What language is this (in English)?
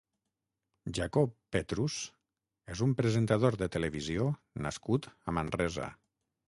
Catalan